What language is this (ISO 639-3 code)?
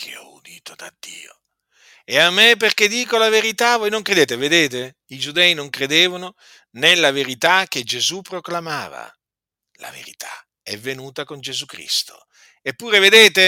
ita